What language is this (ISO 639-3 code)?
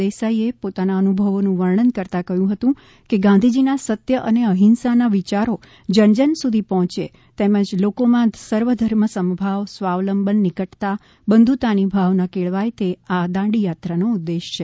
guj